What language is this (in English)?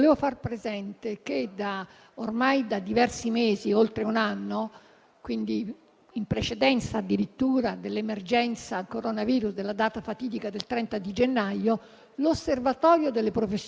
Italian